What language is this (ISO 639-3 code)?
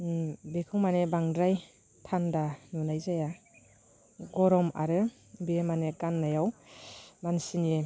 brx